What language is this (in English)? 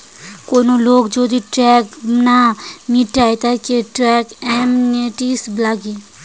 Bangla